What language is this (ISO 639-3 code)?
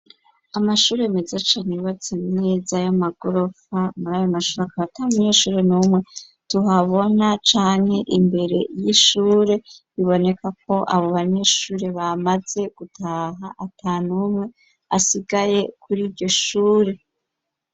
run